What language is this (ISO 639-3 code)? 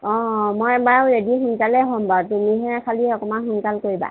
asm